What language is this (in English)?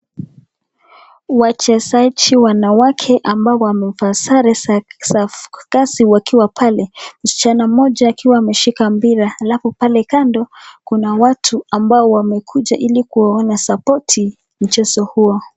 Swahili